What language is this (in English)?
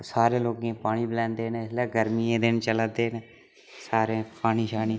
Dogri